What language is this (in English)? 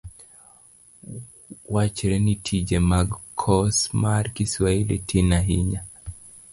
Luo (Kenya and Tanzania)